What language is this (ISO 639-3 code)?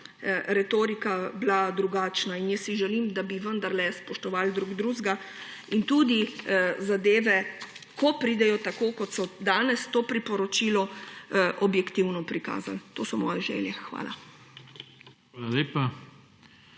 slv